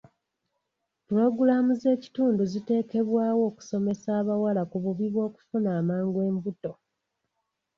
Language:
Ganda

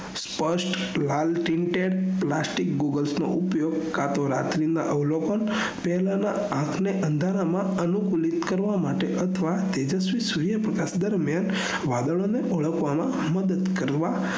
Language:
Gujarati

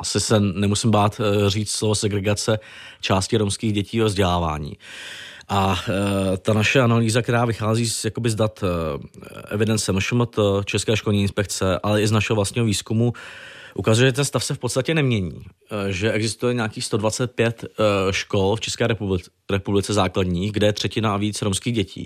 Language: Czech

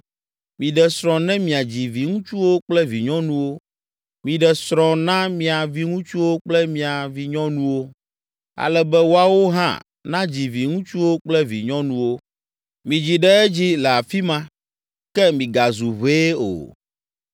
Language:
Ewe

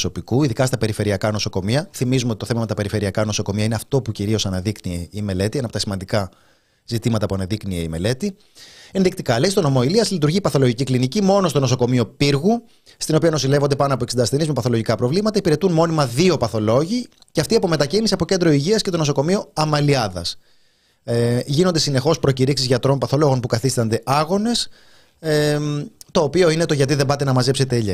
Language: Greek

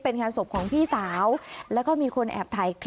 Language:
Thai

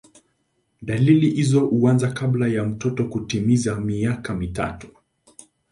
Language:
Swahili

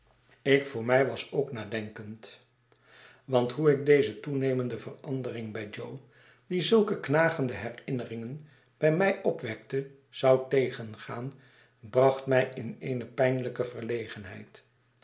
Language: Dutch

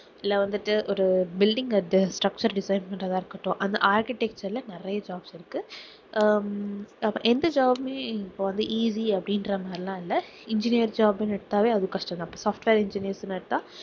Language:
Tamil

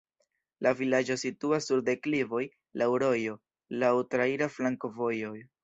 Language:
Esperanto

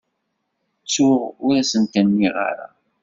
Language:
Kabyle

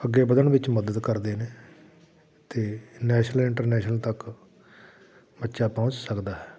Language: Punjabi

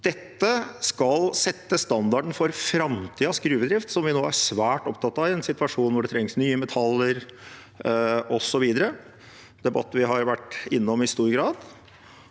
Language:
Norwegian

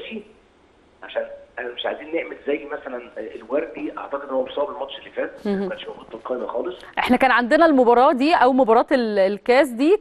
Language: Arabic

